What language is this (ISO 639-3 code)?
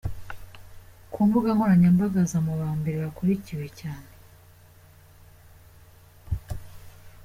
kin